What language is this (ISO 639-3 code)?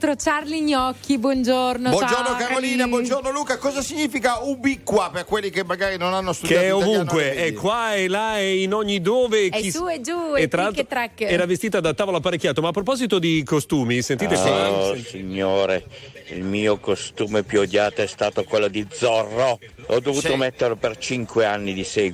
ita